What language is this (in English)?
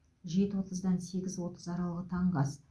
Kazakh